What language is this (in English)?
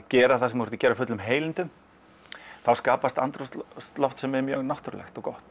Icelandic